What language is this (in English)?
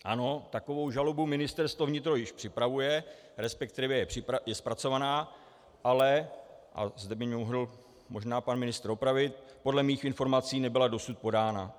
Czech